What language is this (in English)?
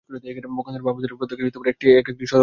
Bangla